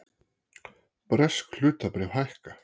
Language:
Icelandic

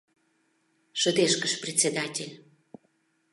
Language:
Mari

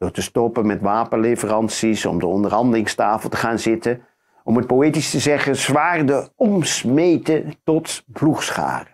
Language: Dutch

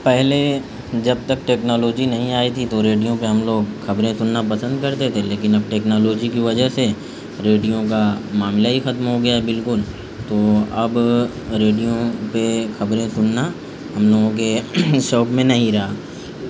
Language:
Urdu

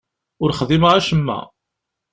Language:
Kabyle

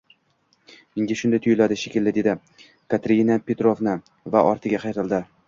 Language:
Uzbek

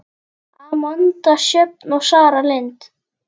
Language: Icelandic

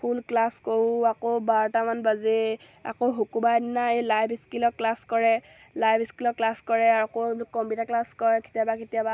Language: Assamese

